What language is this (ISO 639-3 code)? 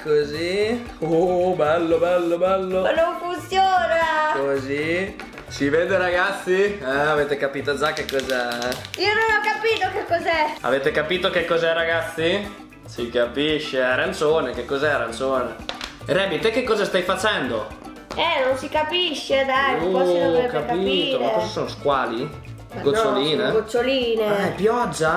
ita